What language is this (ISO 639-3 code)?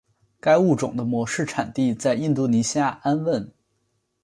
zho